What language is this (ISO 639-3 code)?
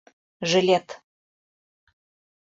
bak